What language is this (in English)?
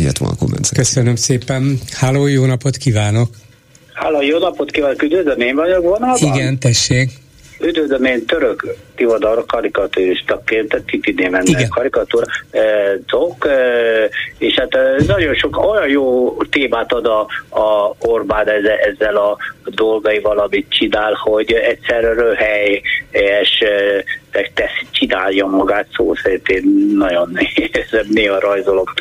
Hungarian